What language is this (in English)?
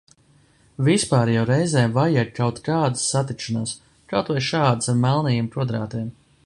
Latvian